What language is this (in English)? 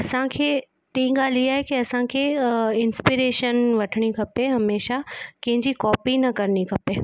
Sindhi